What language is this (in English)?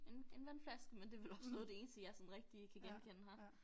Danish